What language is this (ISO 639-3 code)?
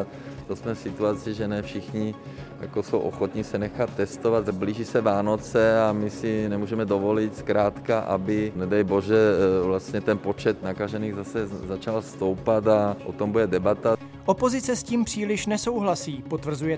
ces